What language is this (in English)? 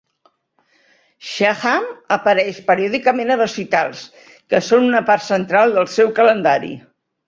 Catalan